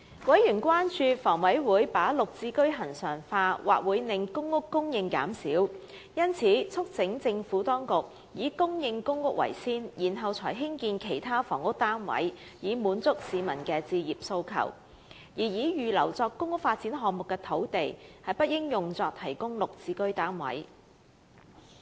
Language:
Cantonese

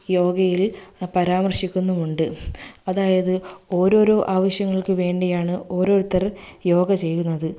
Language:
Malayalam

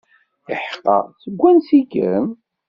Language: Kabyle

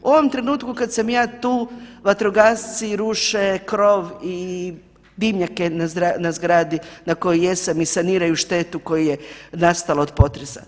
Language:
Croatian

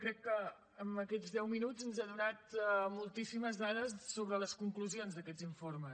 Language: Catalan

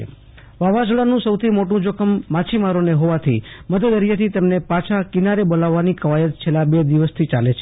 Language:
Gujarati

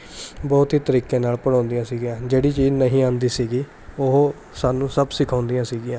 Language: Punjabi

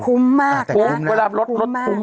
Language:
Thai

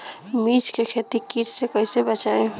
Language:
Bhojpuri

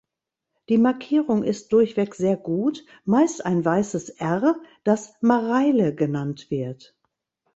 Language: German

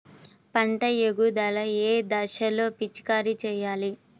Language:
Telugu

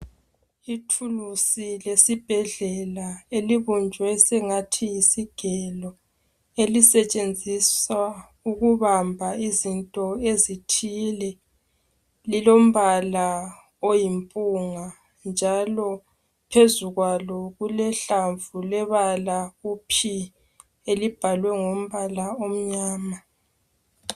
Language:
North Ndebele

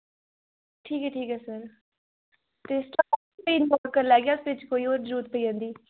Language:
Dogri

